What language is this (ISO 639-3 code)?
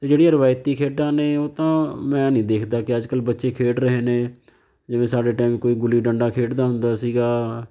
pan